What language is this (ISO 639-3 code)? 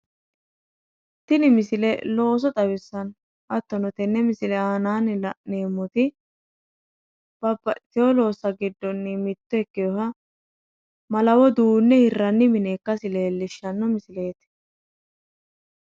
sid